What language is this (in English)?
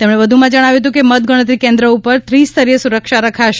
Gujarati